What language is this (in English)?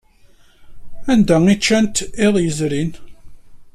Kabyle